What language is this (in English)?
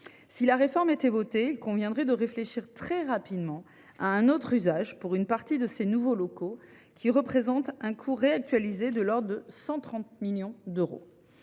French